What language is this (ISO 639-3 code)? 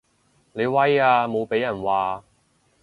yue